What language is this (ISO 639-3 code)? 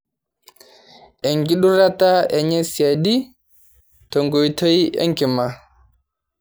mas